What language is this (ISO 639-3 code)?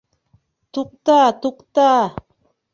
bak